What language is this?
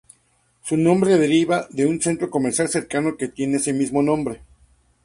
Spanish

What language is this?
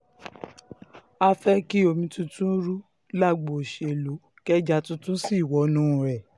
Yoruba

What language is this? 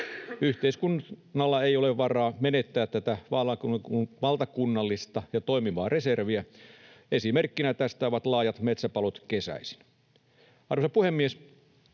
Finnish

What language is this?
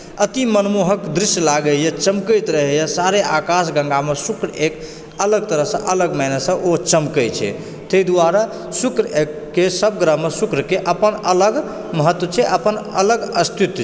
Maithili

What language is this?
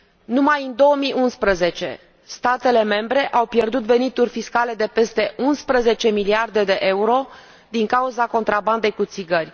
Romanian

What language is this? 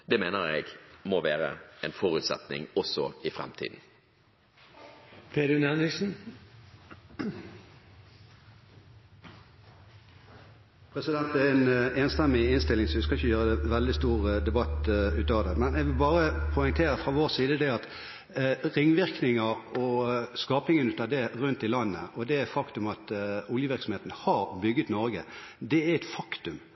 Norwegian Bokmål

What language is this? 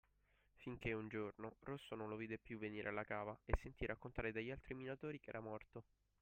Italian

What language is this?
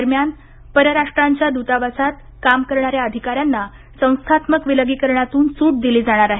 Marathi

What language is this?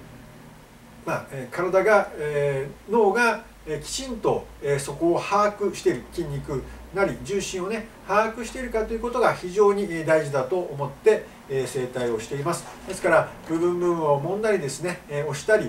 Japanese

